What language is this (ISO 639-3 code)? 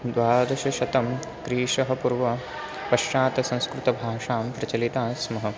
san